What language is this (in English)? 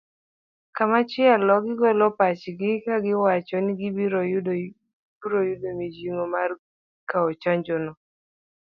Luo (Kenya and Tanzania)